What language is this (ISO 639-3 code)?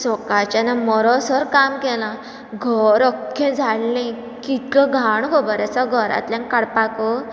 kok